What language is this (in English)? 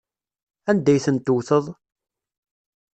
Kabyle